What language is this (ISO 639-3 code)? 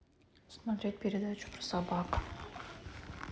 rus